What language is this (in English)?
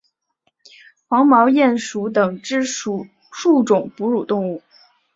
Chinese